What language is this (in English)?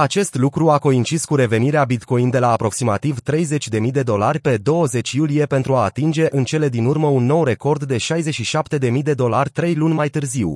Romanian